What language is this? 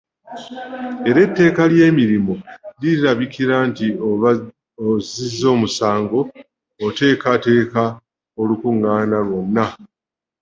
Ganda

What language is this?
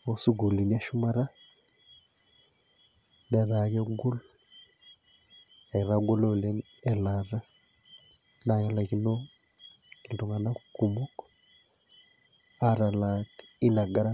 Masai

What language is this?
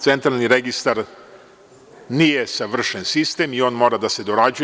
Serbian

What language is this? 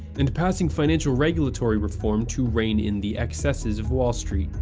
English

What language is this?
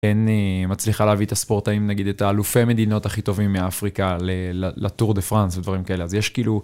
Hebrew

